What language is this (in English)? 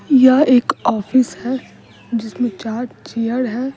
Hindi